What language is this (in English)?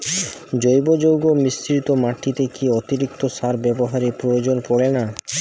Bangla